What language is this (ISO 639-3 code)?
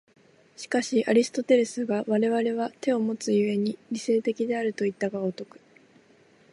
jpn